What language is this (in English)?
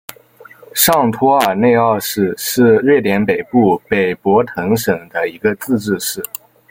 Chinese